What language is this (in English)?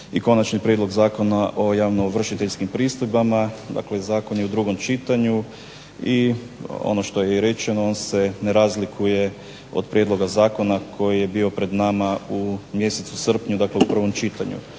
Croatian